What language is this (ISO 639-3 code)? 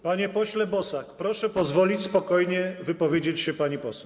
pol